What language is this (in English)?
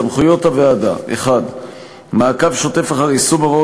Hebrew